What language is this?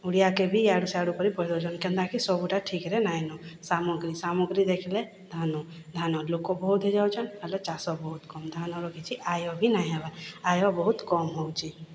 Odia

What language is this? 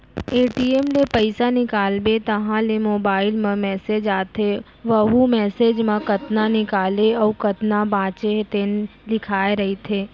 Chhattisgarhi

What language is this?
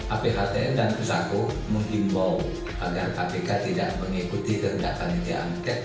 Indonesian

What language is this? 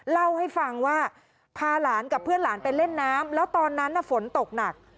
Thai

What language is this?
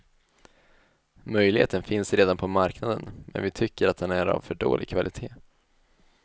Swedish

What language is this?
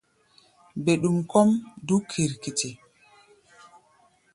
Gbaya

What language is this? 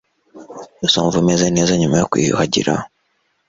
Kinyarwanda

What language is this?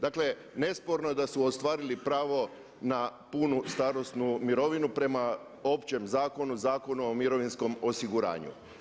Croatian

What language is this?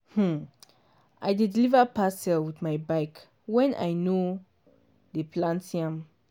Nigerian Pidgin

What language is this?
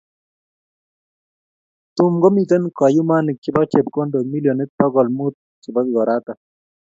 Kalenjin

